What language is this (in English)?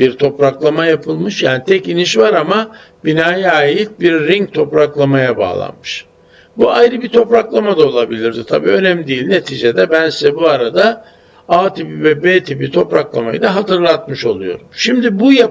Turkish